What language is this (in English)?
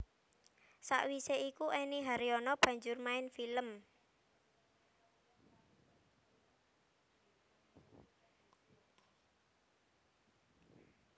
Javanese